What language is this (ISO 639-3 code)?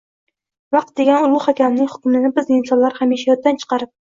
uzb